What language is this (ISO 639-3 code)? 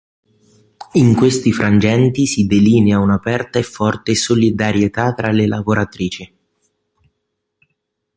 ita